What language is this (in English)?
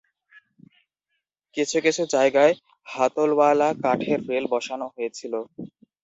Bangla